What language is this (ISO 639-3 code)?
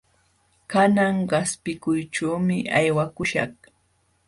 qxw